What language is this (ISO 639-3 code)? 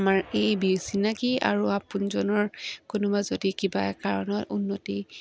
asm